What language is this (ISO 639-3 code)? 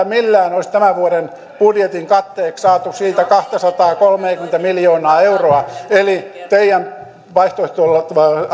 fin